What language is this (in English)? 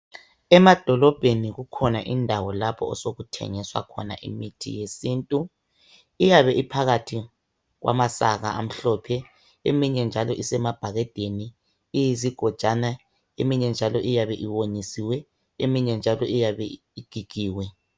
North Ndebele